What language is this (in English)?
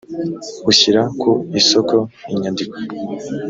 Kinyarwanda